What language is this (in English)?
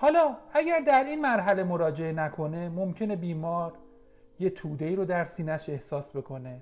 Persian